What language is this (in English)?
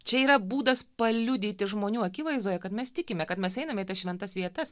Lithuanian